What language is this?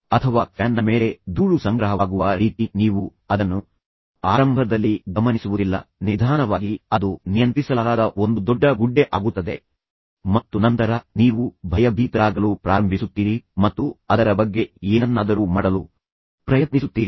Kannada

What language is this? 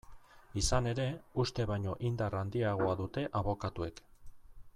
Basque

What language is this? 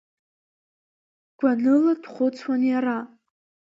Abkhazian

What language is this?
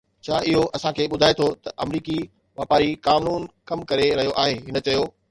Sindhi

